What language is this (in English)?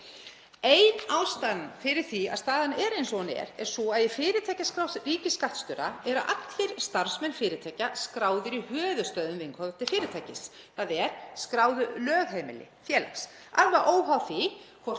Icelandic